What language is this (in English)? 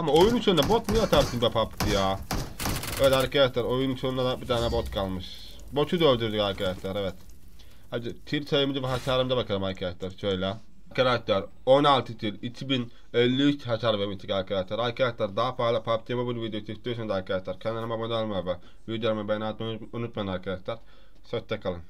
Turkish